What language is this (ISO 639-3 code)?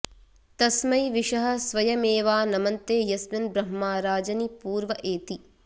san